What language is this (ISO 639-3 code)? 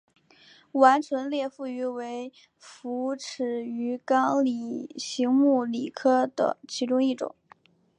zho